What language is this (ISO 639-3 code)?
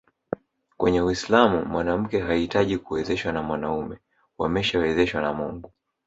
swa